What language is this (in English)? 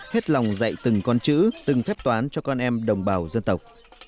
Vietnamese